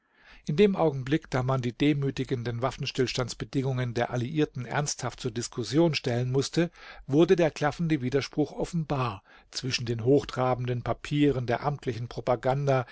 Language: German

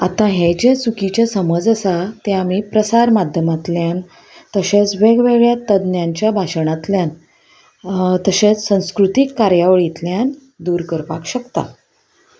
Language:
Konkani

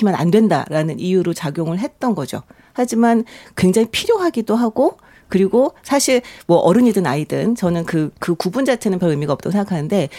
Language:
Korean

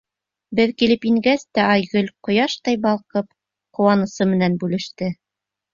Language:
Bashkir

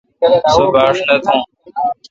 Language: Kalkoti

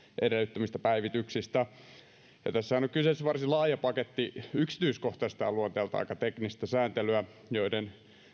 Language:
Finnish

